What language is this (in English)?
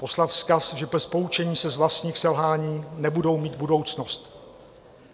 Czech